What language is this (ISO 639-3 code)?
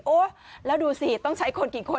tha